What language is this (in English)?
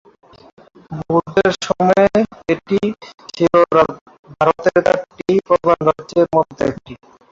Bangla